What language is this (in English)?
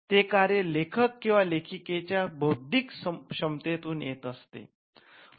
Marathi